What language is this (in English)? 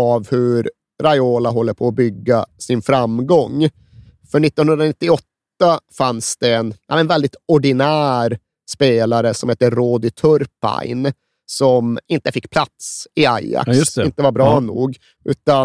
Swedish